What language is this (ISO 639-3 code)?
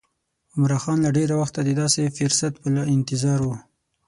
pus